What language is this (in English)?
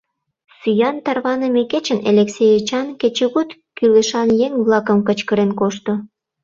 Mari